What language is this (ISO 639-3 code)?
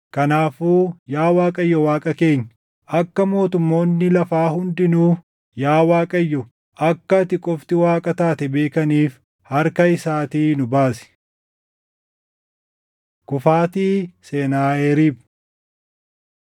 orm